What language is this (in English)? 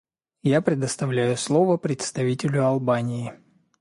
Russian